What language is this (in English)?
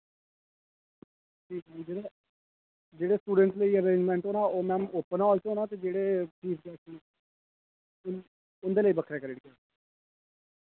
Dogri